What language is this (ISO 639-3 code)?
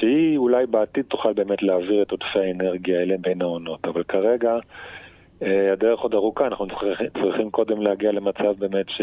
heb